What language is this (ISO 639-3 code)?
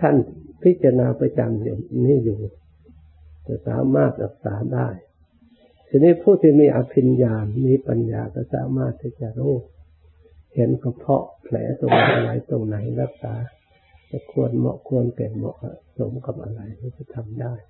tha